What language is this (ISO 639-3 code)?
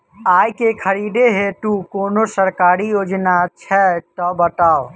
mai